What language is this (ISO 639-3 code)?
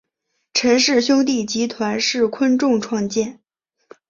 zho